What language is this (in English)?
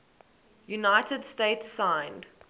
English